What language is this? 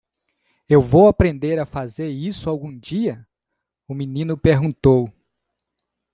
Portuguese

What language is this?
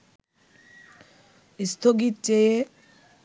Bangla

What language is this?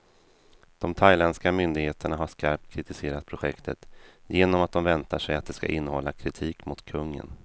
Swedish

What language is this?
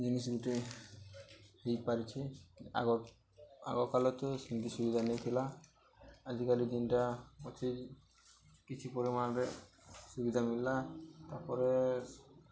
Odia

